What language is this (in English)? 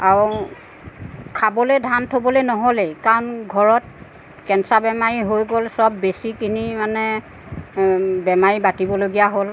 Assamese